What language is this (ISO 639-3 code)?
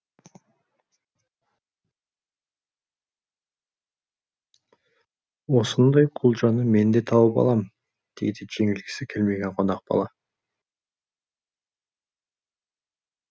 kaz